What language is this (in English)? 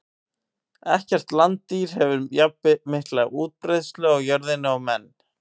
Icelandic